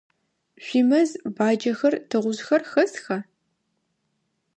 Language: Adyghe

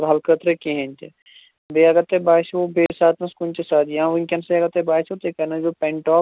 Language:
Kashmiri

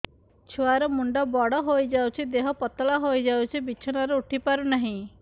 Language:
Odia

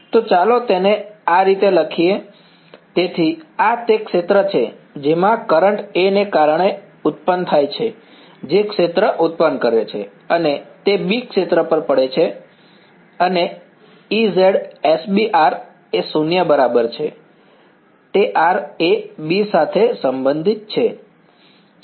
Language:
Gujarati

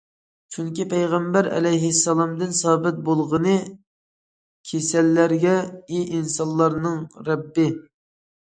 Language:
Uyghur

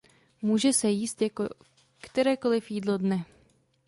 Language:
Czech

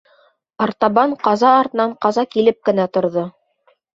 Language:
Bashkir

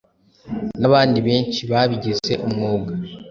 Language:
Kinyarwanda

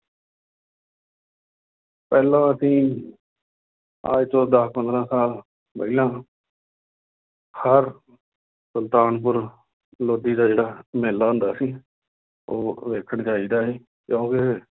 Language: Punjabi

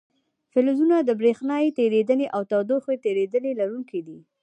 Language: Pashto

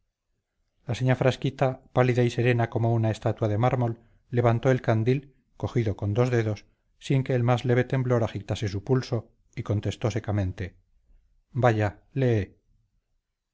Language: Spanish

